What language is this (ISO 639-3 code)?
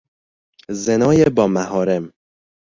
fas